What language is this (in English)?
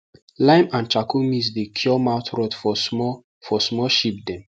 Nigerian Pidgin